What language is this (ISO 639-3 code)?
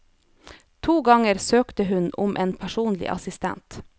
nor